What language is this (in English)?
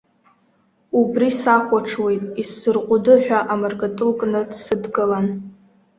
Abkhazian